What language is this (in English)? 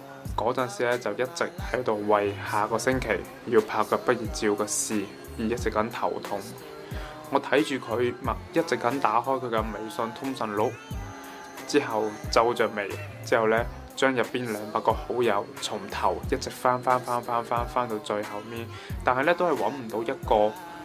Chinese